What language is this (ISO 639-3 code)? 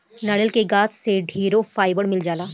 bho